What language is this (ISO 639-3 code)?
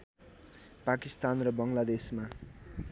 nep